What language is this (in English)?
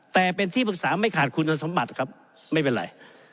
Thai